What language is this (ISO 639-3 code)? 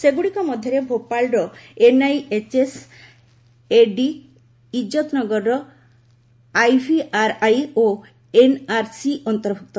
ori